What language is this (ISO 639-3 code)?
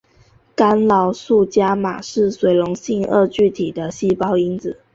zho